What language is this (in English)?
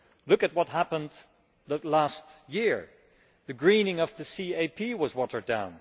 English